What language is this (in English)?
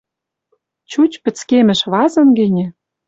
Western Mari